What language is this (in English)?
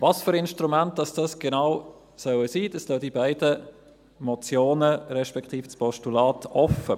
Swiss German